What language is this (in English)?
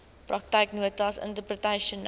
Afrikaans